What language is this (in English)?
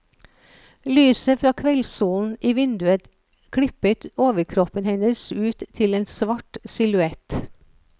Norwegian